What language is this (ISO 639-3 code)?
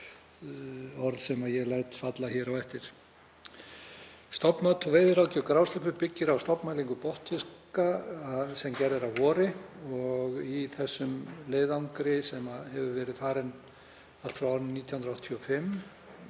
isl